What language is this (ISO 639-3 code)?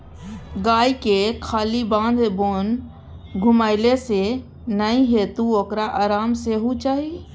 mai